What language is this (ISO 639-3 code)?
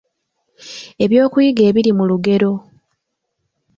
lug